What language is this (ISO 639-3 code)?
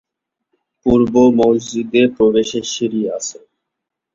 ben